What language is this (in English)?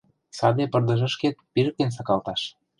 Mari